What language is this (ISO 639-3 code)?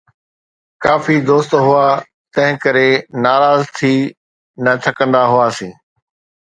snd